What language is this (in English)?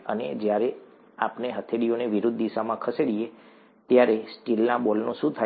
Gujarati